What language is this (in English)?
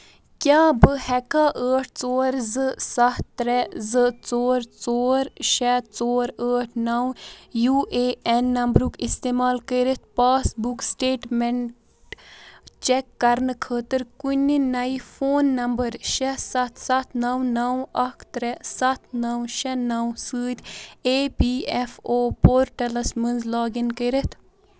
Kashmiri